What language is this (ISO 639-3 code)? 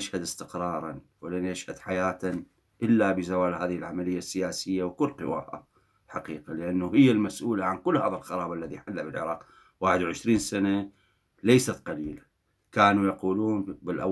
ara